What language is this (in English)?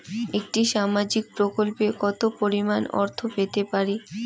Bangla